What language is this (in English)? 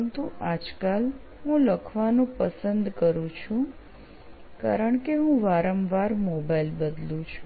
Gujarati